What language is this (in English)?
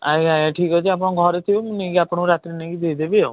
Odia